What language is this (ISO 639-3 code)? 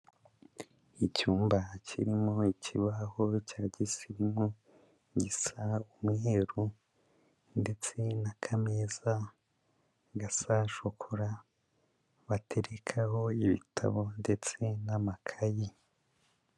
kin